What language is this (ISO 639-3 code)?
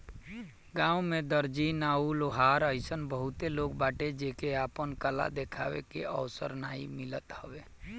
bho